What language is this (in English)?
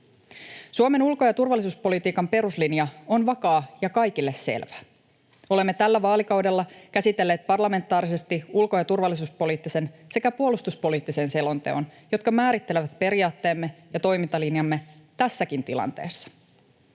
Finnish